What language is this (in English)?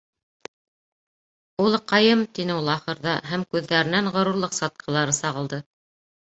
Bashkir